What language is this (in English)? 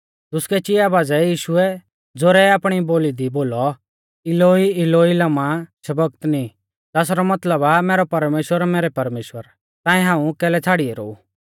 Mahasu Pahari